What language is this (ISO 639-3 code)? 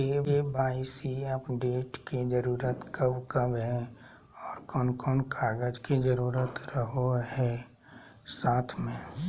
mag